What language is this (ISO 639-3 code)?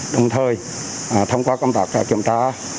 vie